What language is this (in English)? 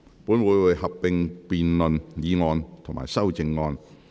Cantonese